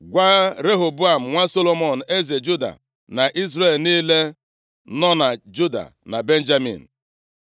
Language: Igbo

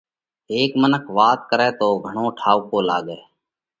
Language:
Parkari Koli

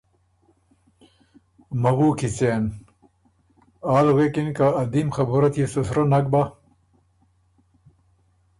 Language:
Ormuri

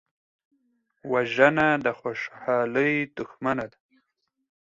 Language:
Pashto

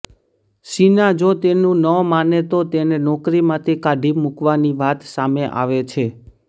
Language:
Gujarati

